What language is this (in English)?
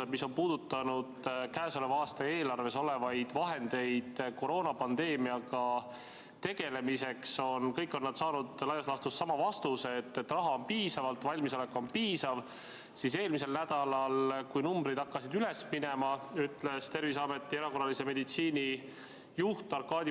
Estonian